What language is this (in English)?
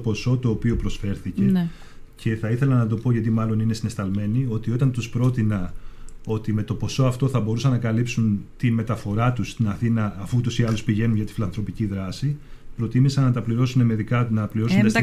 Greek